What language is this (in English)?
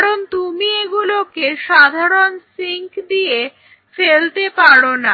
Bangla